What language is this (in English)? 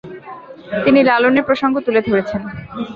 Bangla